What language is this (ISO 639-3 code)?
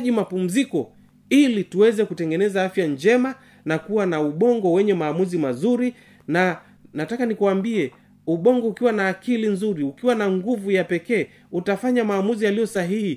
swa